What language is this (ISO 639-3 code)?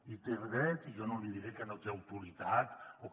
cat